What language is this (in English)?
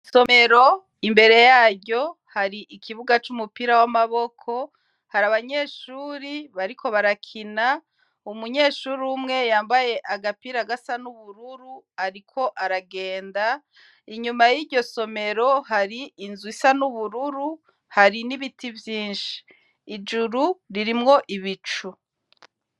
Rundi